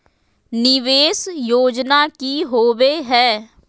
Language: Magahi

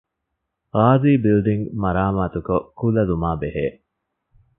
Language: Divehi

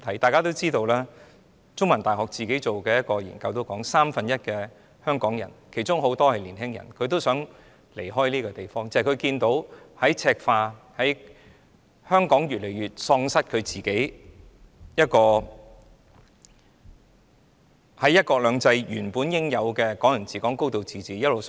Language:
Cantonese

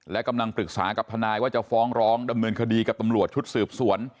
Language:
Thai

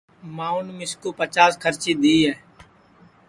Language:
Sansi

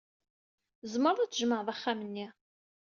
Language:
Kabyle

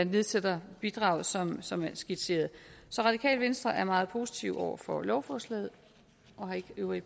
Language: Danish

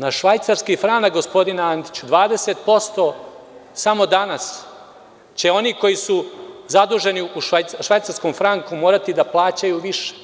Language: Serbian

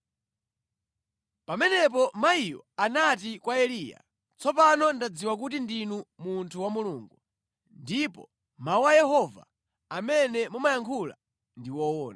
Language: Nyanja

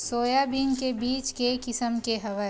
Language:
Chhattisgarhi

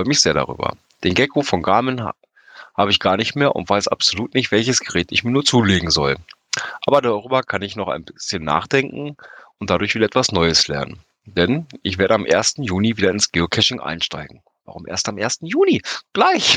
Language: German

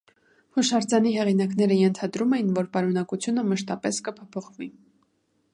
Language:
Armenian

